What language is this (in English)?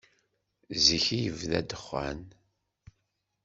Kabyle